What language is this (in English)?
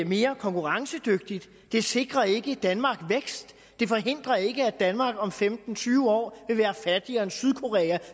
Danish